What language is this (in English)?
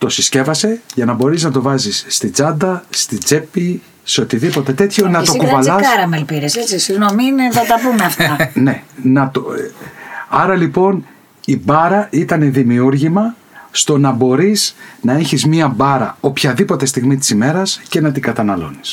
Greek